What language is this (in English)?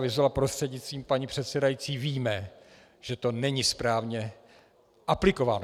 Czech